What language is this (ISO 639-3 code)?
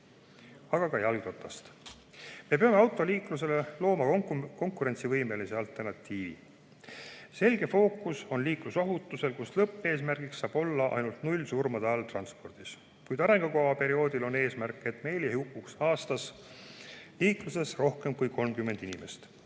est